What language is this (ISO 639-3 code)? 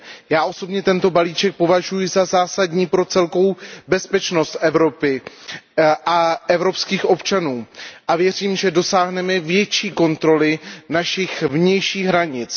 ces